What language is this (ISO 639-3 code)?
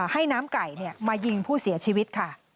tha